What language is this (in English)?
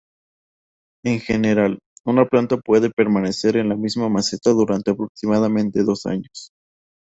Spanish